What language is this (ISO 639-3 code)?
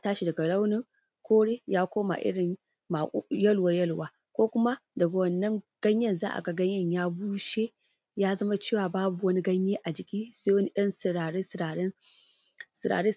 hau